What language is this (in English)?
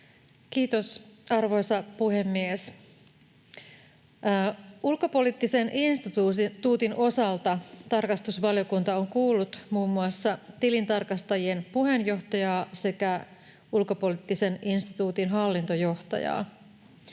Finnish